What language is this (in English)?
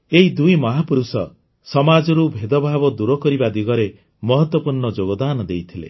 Odia